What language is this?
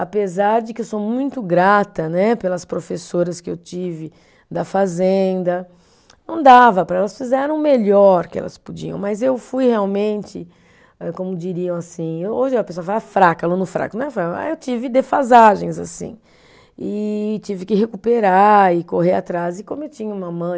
Portuguese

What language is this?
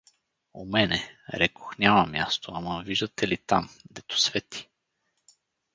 Bulgarian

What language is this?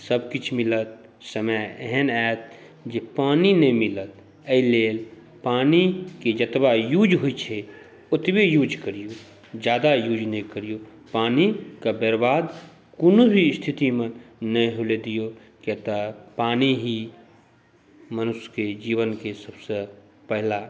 Maithili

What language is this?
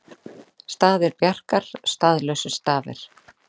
Icelandic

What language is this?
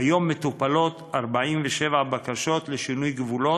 Hebrew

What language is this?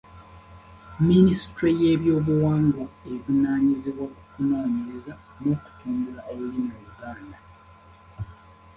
Ganda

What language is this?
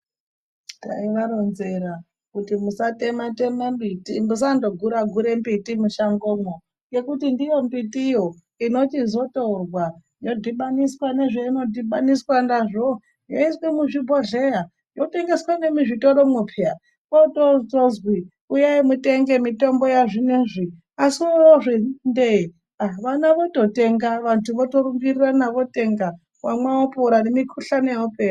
Ndau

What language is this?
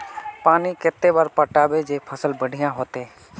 Magahi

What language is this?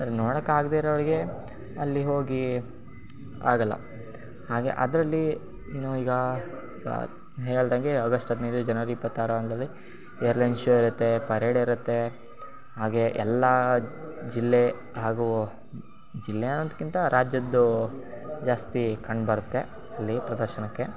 Kannada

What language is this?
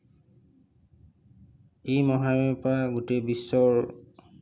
Assamese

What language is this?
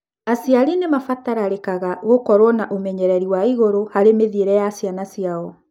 Kikuyu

